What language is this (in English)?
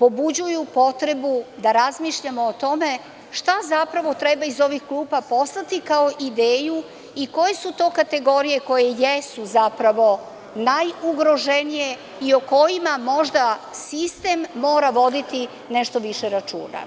Serbian